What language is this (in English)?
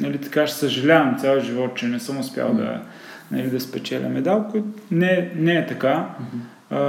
Bulgarian